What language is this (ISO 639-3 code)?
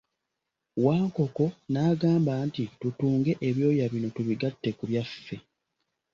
lug